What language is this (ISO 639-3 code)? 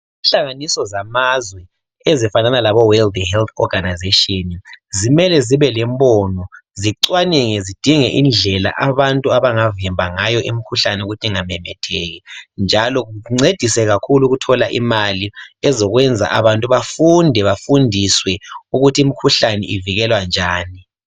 nde